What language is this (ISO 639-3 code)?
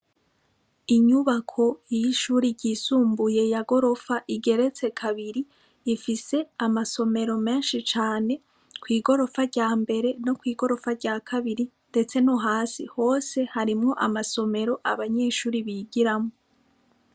run